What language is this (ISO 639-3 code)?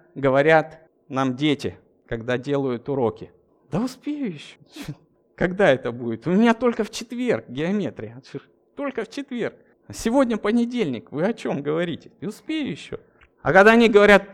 rus